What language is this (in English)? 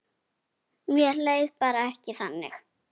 Icelandic